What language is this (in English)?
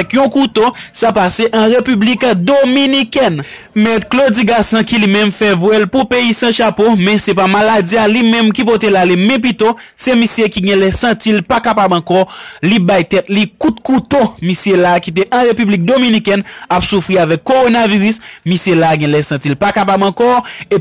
French